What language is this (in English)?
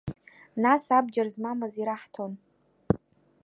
Abkhazian